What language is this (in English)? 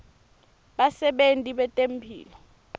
Swati